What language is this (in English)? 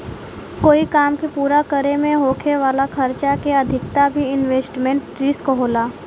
Bhojpuri